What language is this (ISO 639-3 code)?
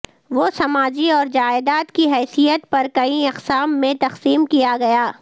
urd